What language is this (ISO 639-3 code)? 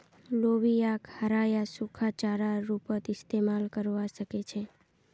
mag